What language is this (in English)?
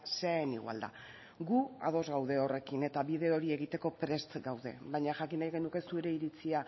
Basque